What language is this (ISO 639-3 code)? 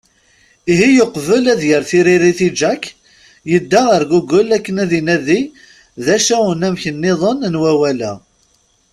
kab